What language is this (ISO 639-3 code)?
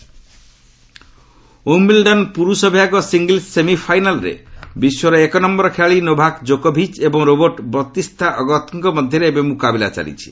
ori